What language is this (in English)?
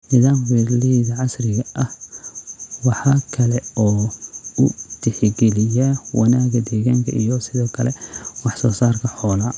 Somali